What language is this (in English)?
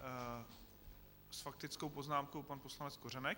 Czech